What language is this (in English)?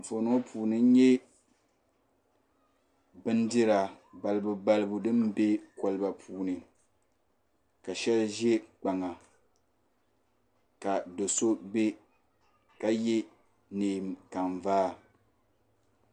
Dagbani